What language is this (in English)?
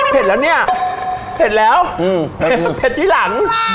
Thai